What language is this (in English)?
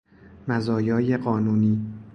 Persian